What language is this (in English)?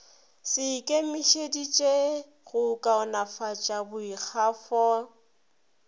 Northern Sotho